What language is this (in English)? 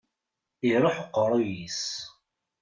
Kabyle